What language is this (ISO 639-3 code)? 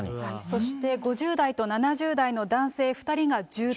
jpn